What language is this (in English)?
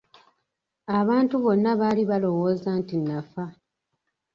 Ganda